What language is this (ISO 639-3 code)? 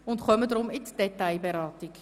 gsw